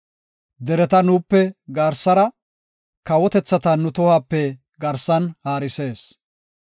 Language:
Gofa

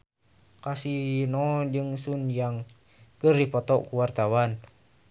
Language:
Sundanese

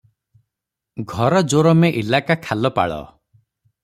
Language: Odia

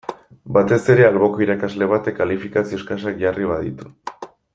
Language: Basque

